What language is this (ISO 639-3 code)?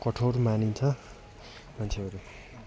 nep